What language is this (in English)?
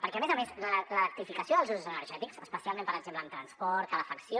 Catalan